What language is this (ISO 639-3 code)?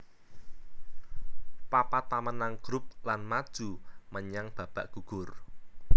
jav